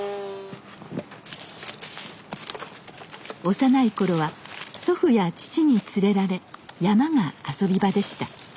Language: Japanese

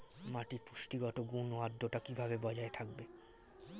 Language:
Bangla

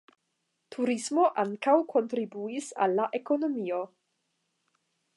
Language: Esperanto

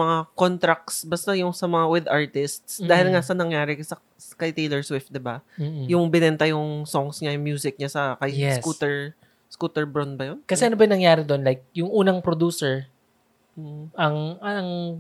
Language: Filipino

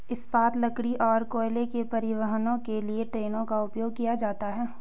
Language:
Hindi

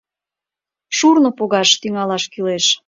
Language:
Mari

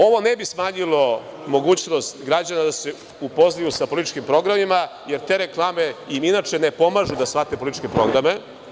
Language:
Serbian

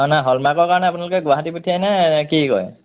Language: Assamese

